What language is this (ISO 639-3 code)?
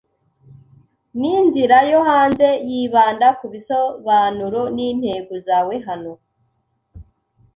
kin